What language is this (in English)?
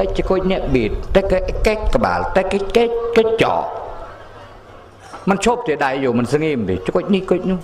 Thai